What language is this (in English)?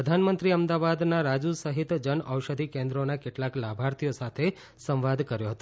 Gujarati